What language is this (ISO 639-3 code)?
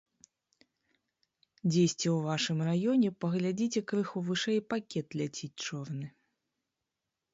bel